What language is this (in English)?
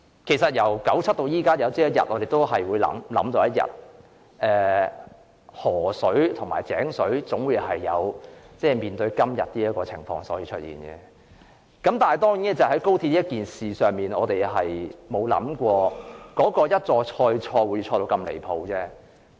Cantonese